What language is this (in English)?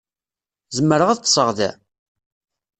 Kabyle